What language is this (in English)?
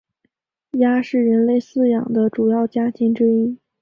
Chinese